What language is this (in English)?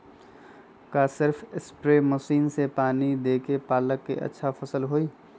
Magahi